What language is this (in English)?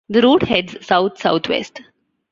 English